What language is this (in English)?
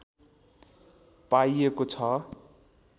Nepali